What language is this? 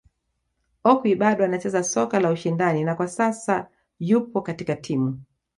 Swahili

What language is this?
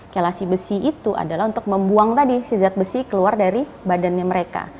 Indonesian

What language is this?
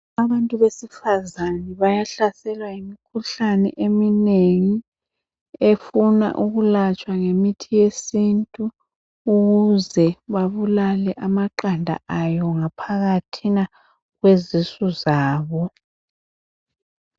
North Ndebele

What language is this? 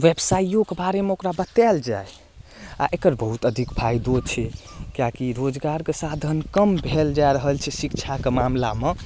Maithili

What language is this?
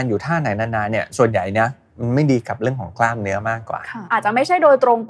Thai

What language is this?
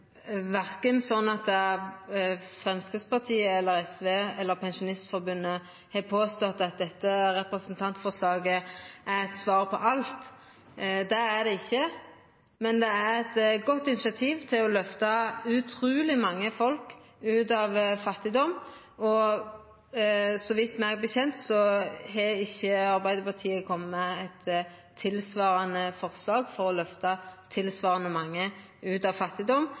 Norwegian Nynorsk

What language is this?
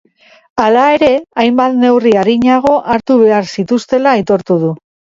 Basque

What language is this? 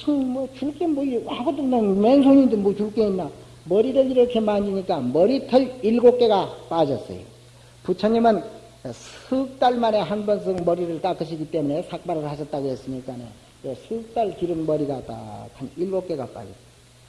Korean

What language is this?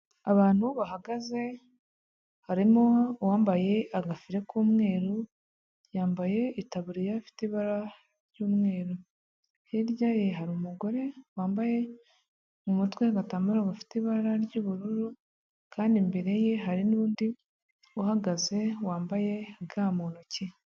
Kinyarwanda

